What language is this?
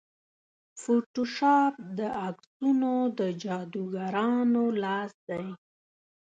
Pashto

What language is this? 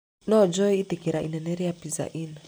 Kikuyu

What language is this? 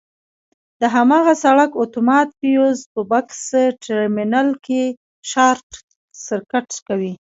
Pashto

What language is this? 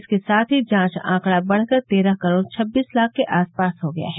Hindi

